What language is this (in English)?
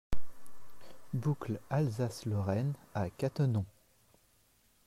French